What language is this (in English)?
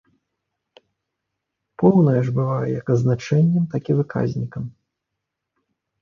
Belarusian